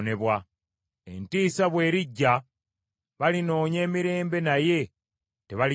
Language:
Ganda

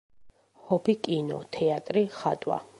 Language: Georgian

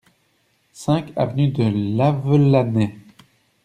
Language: French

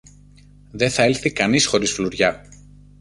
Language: Greek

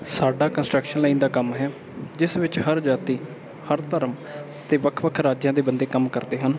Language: Punjabi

